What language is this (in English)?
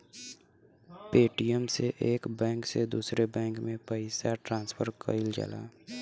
Bhojpuri